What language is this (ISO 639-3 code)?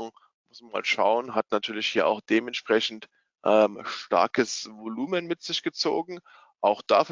deu